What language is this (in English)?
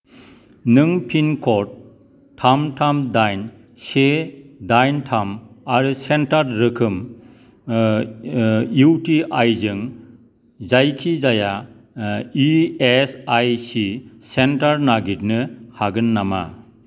Bodo